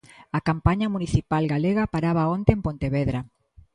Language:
Galician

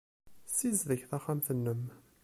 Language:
Kabyle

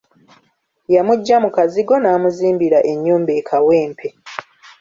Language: Ganda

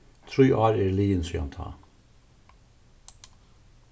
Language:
Faroese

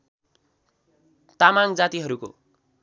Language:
Nepali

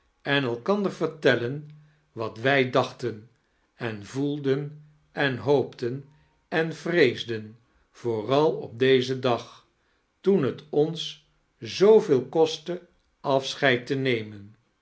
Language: Dutch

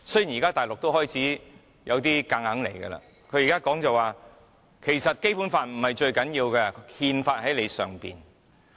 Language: Cantonese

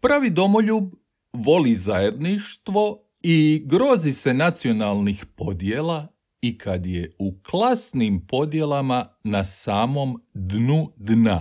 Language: Croatian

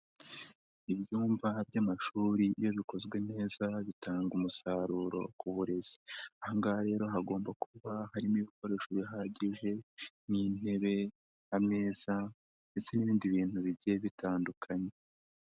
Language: Kinyarwanda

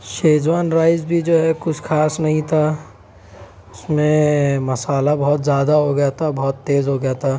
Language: Urdu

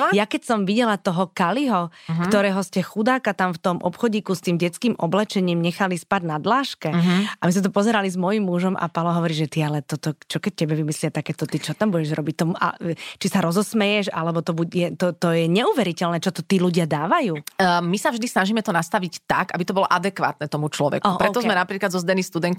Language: Slovak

